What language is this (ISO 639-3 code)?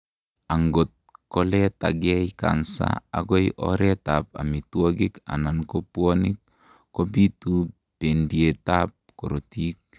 kln